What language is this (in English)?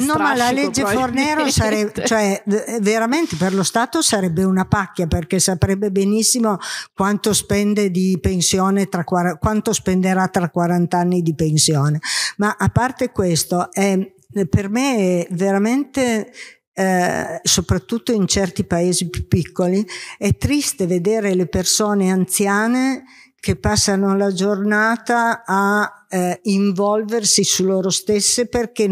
Italian